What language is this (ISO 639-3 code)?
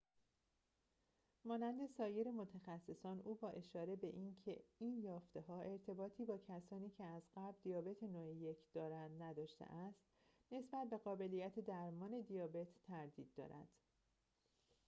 fas